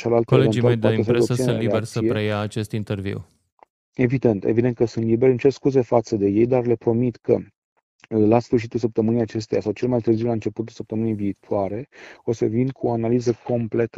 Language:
Romanian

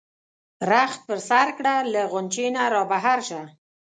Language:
Pashto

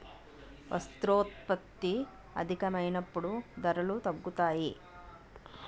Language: Telugu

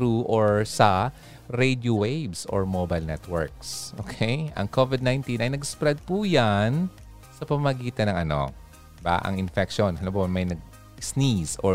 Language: Filipino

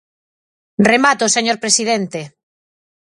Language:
Galician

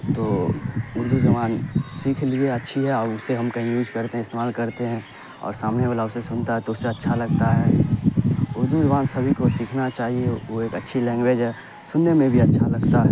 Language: Urdu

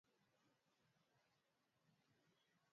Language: Swahili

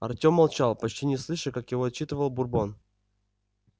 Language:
Russian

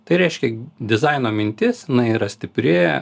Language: Lithuanian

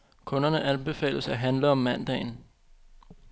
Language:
Danish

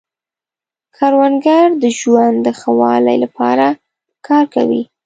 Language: Pashto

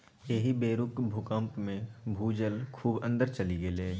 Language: Maithili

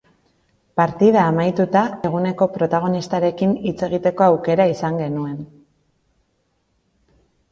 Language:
Basque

